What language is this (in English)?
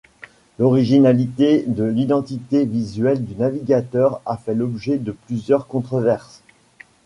French